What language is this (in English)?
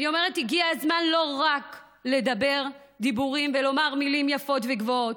Hebrew